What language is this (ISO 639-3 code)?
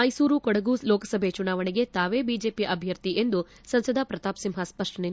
kan